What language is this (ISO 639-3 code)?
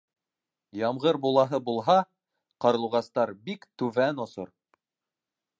bak